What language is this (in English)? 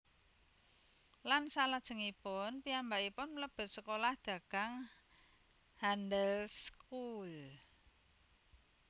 Javanese